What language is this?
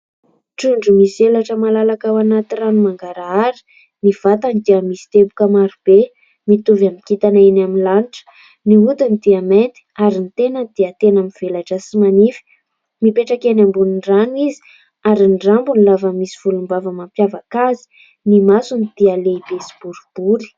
Malagasy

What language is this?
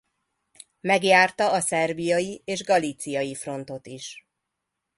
Hungarian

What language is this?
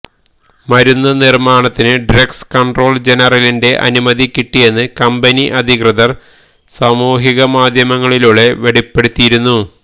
Malayalam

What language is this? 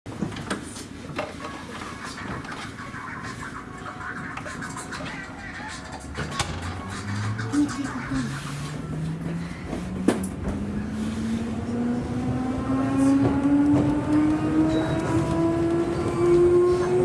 Japanese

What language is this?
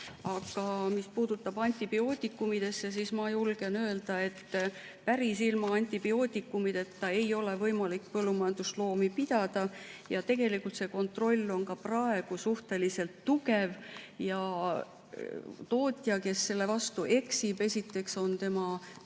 Estonian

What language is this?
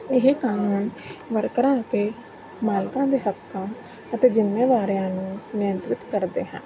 Punjabi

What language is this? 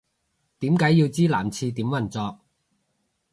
Cantonese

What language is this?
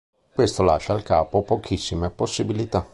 Italian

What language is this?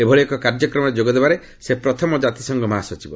Odia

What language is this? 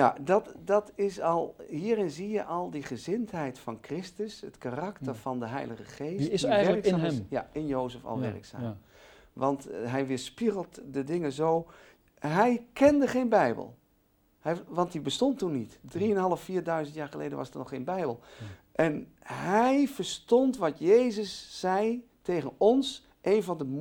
Dutch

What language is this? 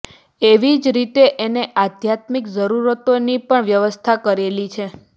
Gujarati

